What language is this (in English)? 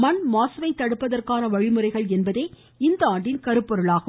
Tamil